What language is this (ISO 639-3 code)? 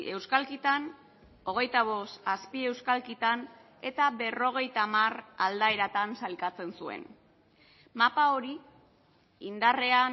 eus